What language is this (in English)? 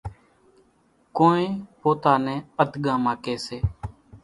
Kachi Koli